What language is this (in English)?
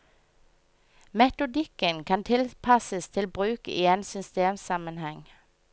Norwegian